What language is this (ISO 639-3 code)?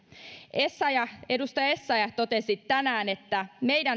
fin